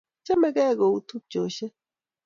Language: Kalenjin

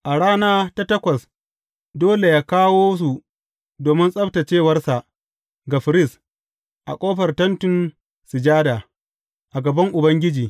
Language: Hausa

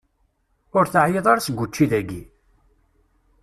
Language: Kabyle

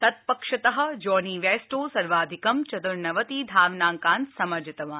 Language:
Sanskrit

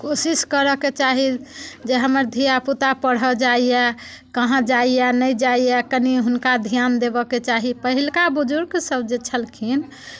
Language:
Maithili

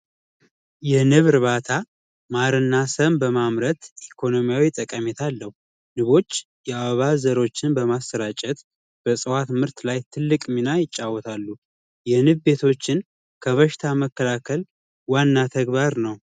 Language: Amharic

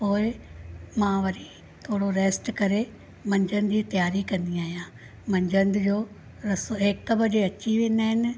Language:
Sindhi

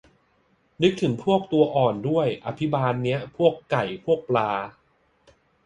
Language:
Thai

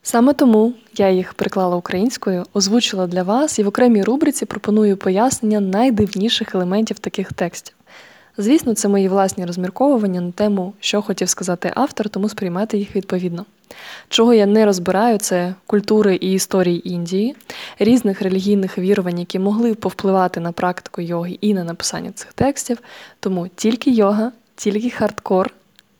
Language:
Ukrainian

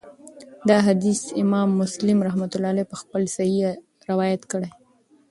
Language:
Pashto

